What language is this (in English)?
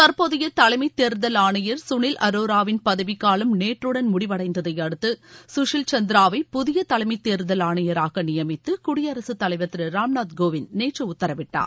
Tamil